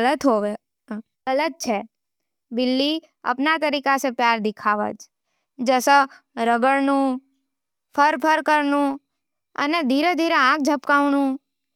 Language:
Nimadi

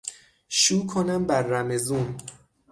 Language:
Persian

